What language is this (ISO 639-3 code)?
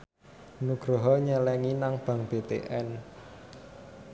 jav